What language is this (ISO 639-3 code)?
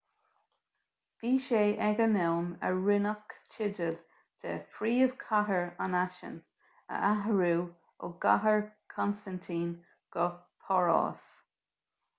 gle